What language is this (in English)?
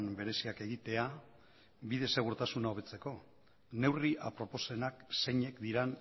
Basque